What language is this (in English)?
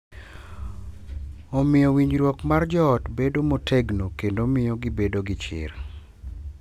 Luo (Kenya and Tanzania)